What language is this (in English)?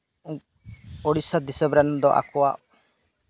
Santali